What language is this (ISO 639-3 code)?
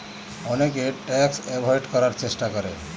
ben